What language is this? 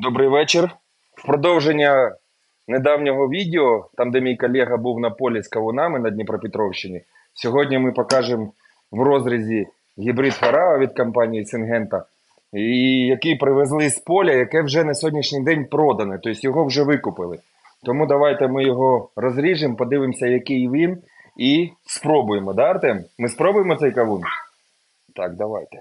Ukrainian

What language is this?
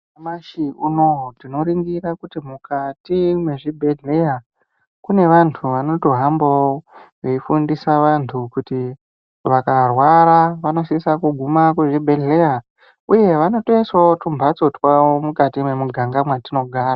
Ndau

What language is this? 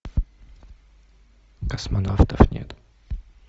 Russian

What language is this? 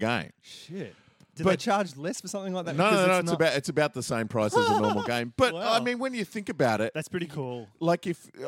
English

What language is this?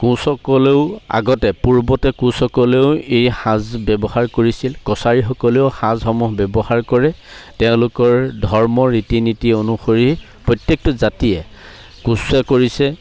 Assamese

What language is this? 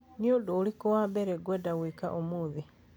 Kikuyu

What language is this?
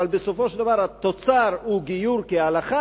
Hebrew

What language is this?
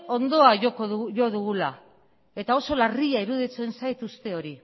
Basque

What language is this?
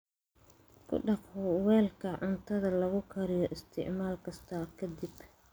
Somali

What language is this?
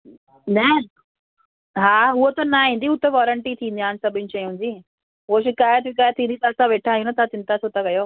Sindhi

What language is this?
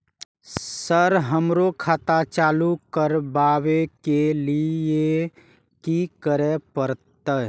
Maithili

